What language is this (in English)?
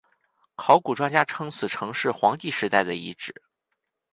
Chinese